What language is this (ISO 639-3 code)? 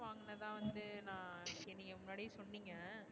tam